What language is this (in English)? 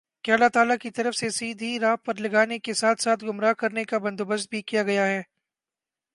Urdu